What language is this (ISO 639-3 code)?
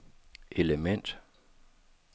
dan